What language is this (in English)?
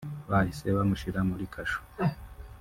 Kinyarwanda